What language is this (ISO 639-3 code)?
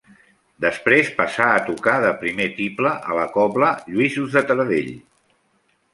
cat